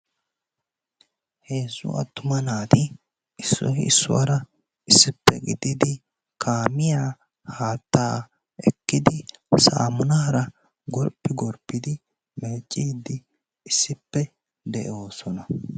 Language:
Wolaytta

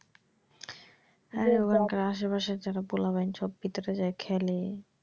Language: Bangla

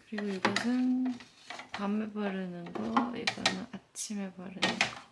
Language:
Korean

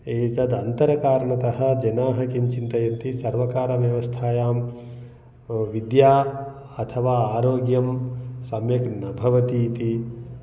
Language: Sanskrit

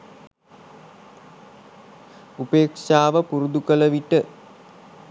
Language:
Sinhala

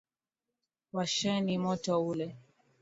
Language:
Swahili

